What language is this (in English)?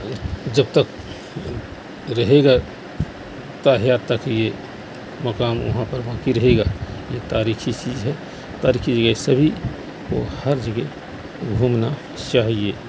Urdu